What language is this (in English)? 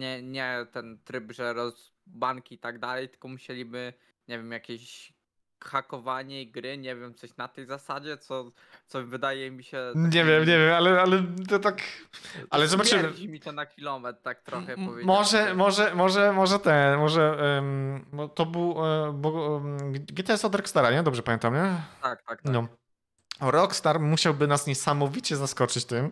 Polish